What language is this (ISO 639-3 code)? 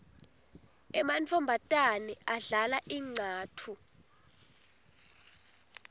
ssw